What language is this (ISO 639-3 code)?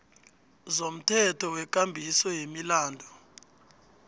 nbl